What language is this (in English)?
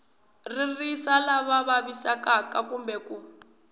Tsonga